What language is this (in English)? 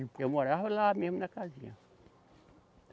Portuguese